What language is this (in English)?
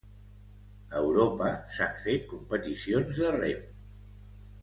Catalan